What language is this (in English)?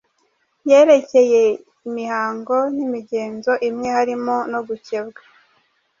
Kinyarwanda